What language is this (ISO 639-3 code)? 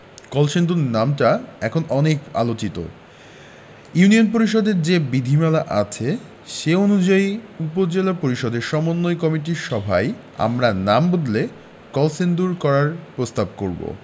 ben